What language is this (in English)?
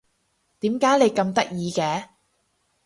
Cantonese